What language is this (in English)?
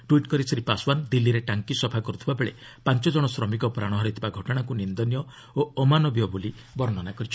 Odia